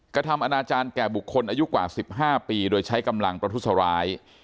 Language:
Thai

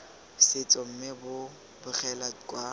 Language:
Tswana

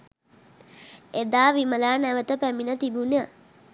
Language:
Sinhala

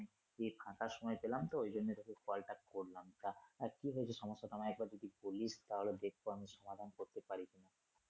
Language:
Bangla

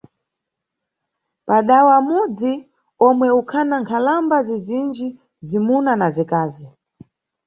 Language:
Nyungwe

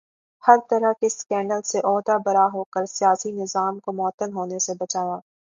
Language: Urdu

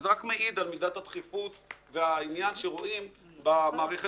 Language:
Hebrew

